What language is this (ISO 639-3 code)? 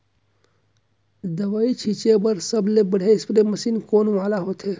hne